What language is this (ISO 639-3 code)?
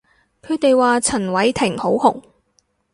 yue